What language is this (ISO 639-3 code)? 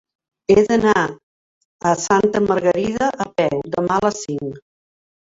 cat